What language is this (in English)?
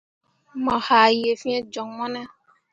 Mundang